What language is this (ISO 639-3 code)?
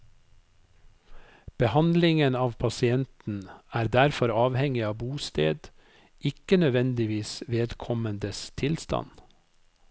nor